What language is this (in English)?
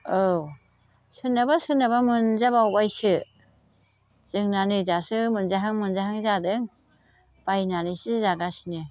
Bodo